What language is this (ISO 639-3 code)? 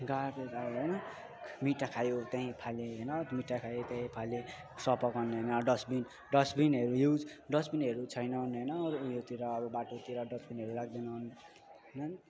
nep